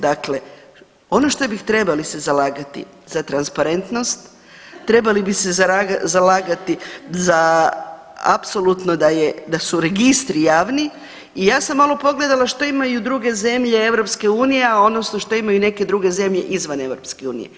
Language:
Croatian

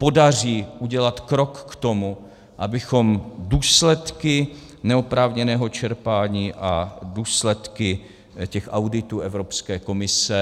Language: Czech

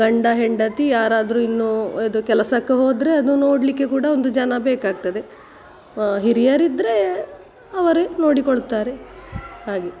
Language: Kannada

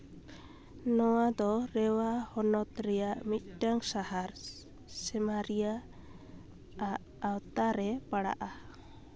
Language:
Santali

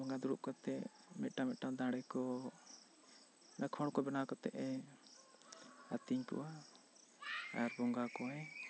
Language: Santali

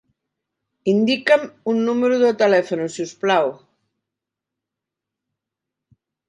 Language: Catalan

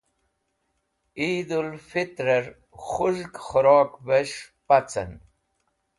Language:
Wakhi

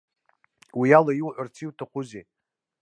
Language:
Abkhazian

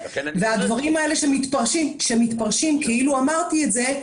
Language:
Hebrew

